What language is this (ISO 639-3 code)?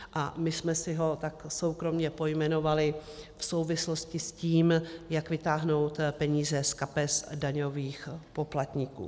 ces